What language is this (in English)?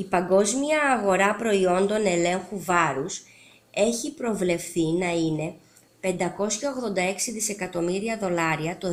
Greek